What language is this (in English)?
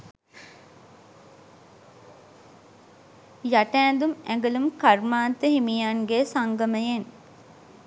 Sinhala